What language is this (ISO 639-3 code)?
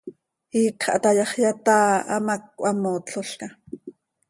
sei